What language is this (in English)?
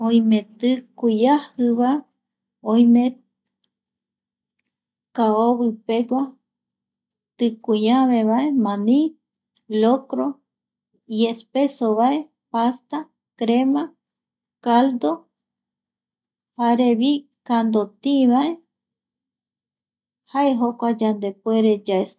Eastern Bolivian Guaraní